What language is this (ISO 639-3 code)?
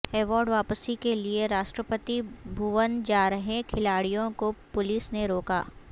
urd